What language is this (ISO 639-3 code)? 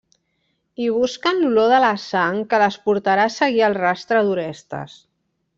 cat